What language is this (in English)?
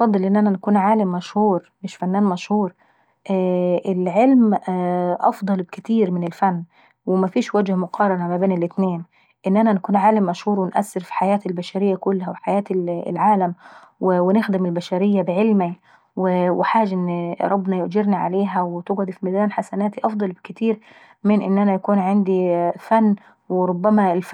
Saidi Arabic